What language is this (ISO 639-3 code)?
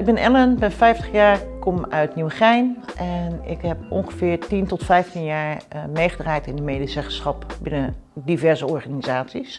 nld